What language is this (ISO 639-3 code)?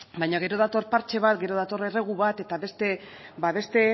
eus